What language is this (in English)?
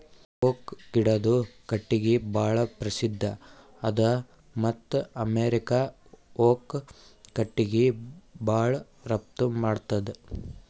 Kannada